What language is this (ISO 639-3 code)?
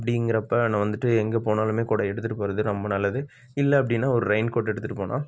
tam